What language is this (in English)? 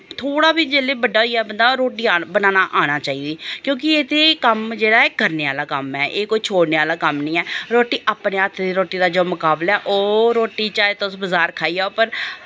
Dogri